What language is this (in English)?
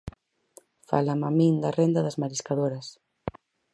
Galician